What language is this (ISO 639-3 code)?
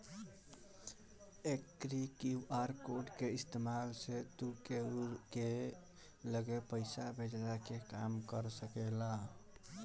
bho